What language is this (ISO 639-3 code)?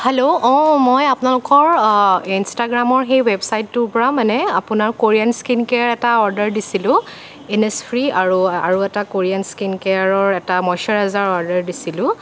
asm